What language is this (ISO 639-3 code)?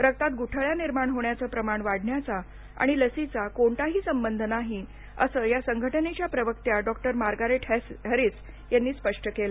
mar